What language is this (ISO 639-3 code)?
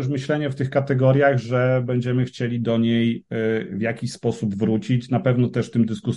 pol